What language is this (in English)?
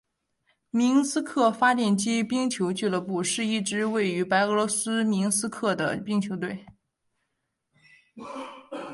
Chinese